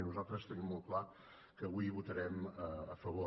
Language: Catalan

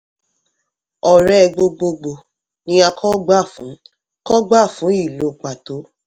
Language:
Yoruba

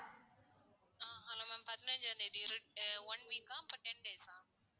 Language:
Tamil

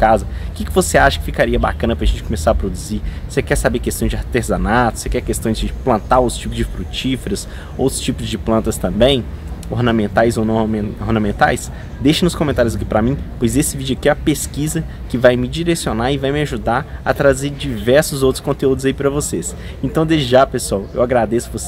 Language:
Portuguese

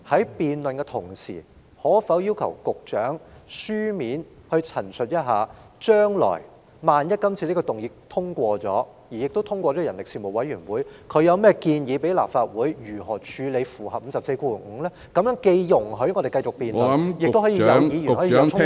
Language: Cantonese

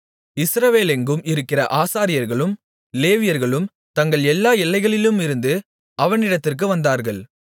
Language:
Tamil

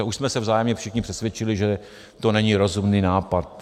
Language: Czech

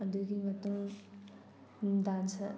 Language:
Manipuri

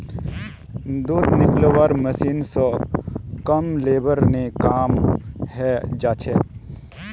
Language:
Magahi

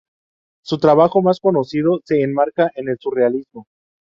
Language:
Spanish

